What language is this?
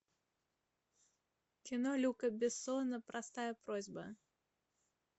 Russian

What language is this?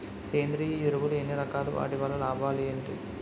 Telugu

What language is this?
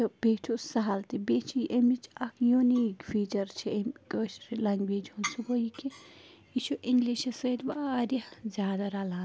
Kashmiri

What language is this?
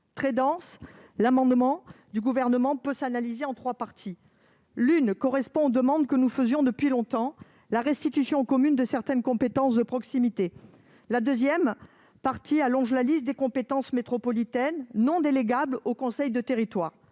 French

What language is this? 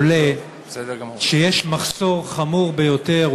Hebrew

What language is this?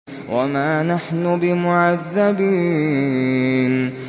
Arabic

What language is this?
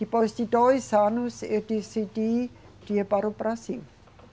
Portuguese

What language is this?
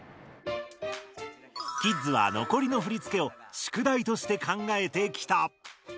Japanese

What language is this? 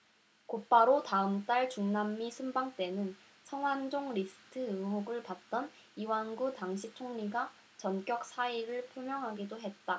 Korean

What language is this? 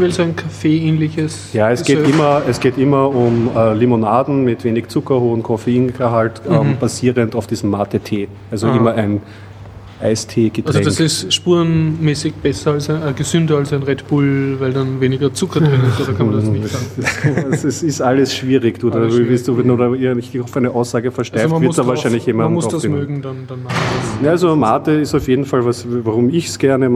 German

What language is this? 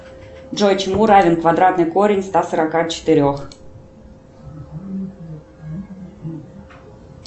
Russian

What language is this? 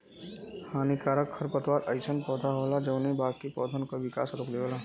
Bhojpuri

